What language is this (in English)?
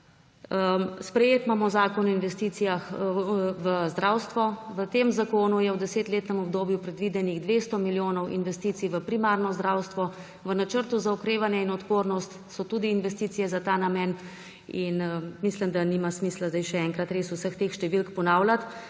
Slovenian